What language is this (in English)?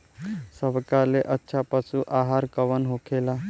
Bhojpuri